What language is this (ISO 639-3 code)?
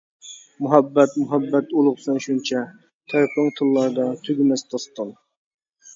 uig